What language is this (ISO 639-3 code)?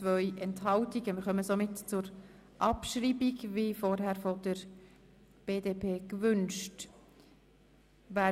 gsw